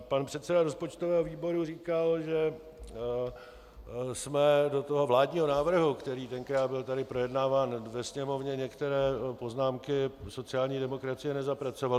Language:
Czech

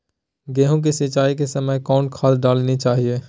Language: Magahi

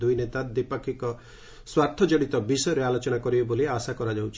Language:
Odia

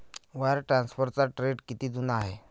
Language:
Marathi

